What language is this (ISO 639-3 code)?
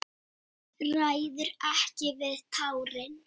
isl